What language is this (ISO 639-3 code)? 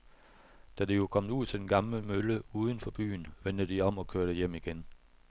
dan